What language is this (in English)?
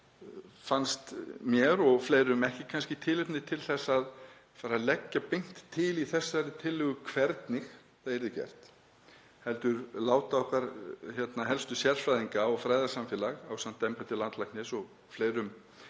Icelandic